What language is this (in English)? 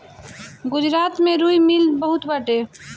Bhojpuri